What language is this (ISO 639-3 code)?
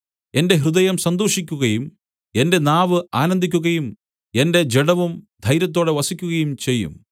mal